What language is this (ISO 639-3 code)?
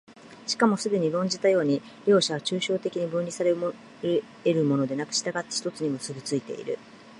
jpn